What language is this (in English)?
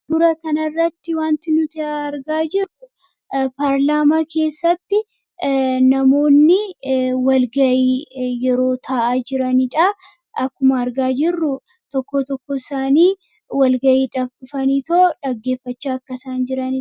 Oromo